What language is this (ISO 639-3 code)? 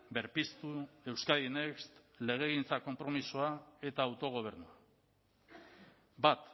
eus